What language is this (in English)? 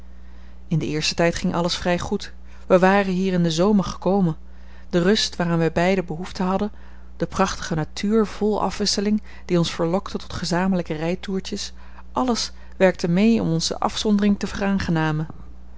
Dutch